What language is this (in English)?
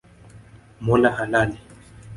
Swahili